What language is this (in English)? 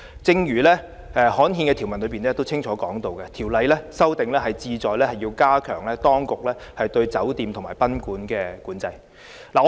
Cantonese